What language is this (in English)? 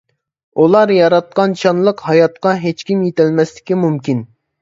Uyghur